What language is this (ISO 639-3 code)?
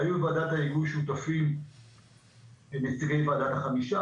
heb